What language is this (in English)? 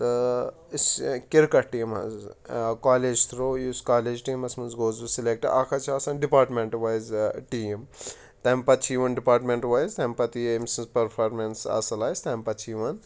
Kashmiri